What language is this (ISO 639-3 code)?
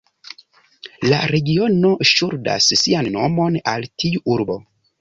epo